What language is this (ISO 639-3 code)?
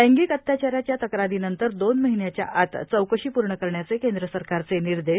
mar